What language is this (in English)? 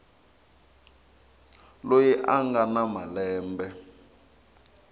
Tsonga